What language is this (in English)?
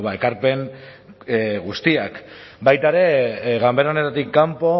Basque